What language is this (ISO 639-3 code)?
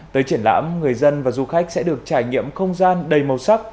vie